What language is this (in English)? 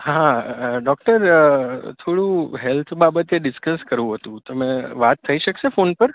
Gujarati